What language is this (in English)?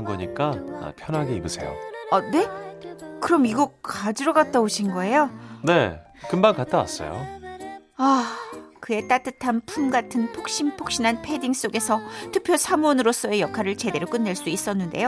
Korean